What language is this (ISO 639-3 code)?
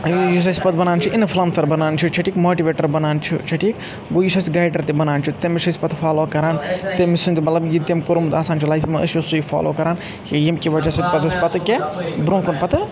kas